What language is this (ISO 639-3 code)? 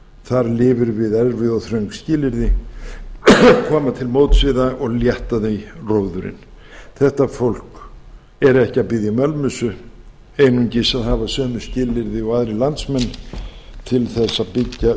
isl